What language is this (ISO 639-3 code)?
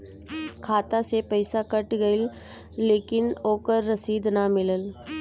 bho